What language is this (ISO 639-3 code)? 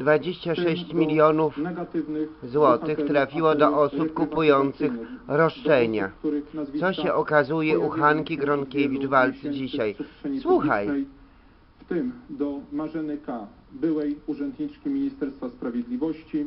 pol